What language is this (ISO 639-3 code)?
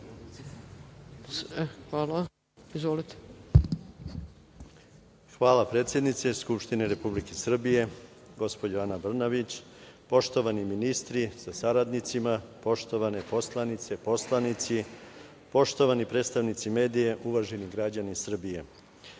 srp